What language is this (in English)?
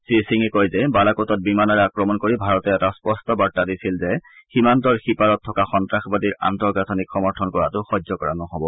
Assamese